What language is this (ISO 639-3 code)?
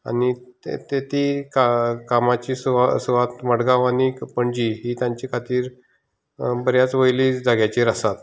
kok